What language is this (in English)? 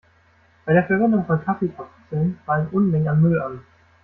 German